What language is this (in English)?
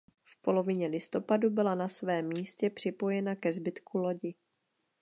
Czech